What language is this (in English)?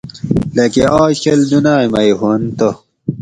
Gawri